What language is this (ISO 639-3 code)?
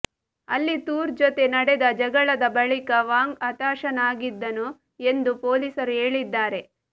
kan